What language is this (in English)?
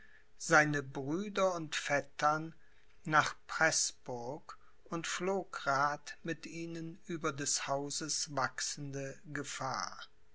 German